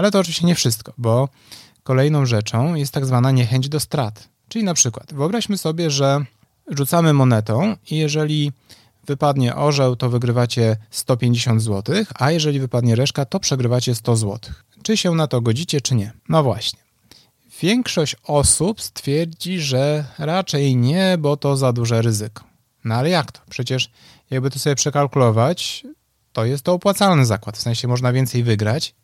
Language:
Polish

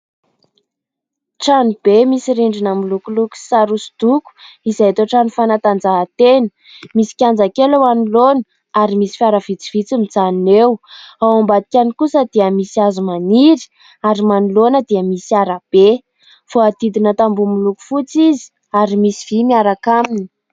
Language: Malagasy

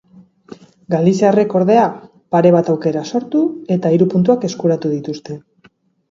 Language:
Basque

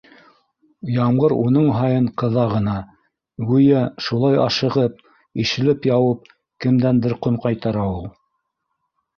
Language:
Bashkir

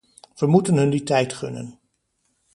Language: Dutch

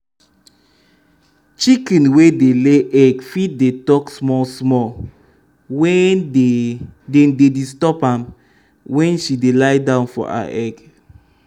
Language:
Nigerian Pidgin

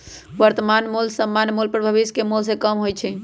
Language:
Magahi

